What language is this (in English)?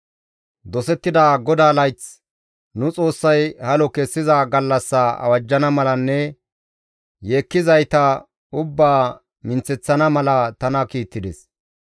Gamo